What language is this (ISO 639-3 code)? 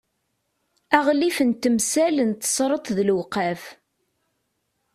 kab